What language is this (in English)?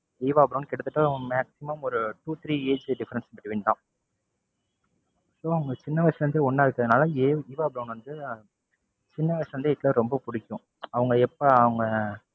Tamil